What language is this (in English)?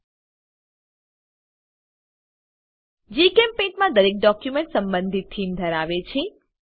Gujarati